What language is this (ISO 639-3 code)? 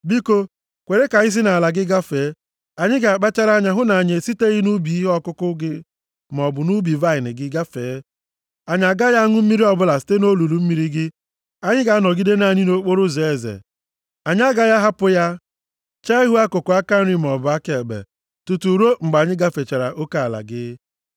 ibo